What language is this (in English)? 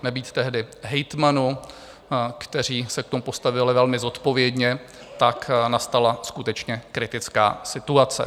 Czech